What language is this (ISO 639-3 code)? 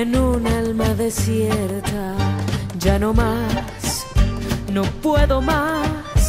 spa